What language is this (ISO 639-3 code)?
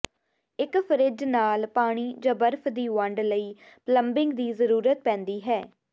pan